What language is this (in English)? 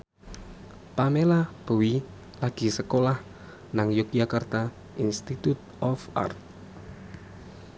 Javanese